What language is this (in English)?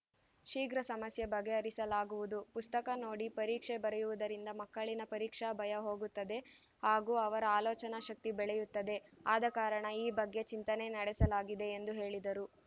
Kannada